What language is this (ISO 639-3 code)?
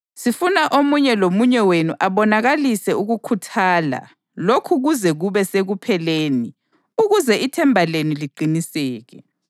nde